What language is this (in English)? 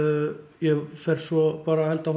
Icelandic